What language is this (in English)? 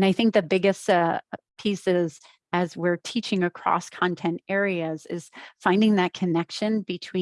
English